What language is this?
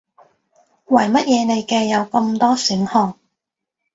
Cantonese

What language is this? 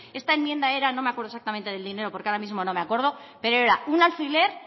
Spanish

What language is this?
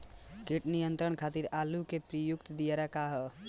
Bhojpuri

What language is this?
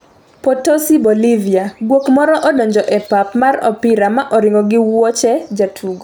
Luo (Kenya and Tanzania)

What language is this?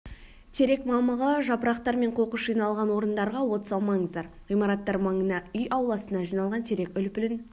Kazakh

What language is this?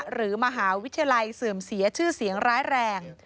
Thai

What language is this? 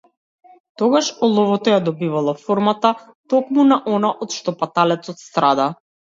Macedonian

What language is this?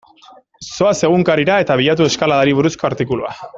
Basque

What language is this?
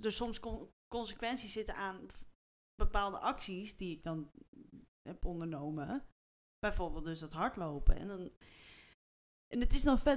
Dutch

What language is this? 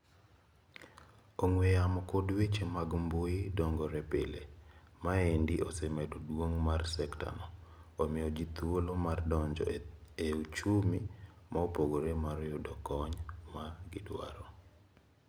Luo (Kenya and Tanzania)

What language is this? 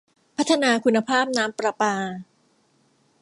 Thai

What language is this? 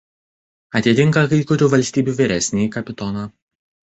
Lithuanian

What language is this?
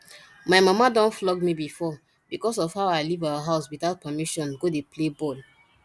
Nigerian Pidgin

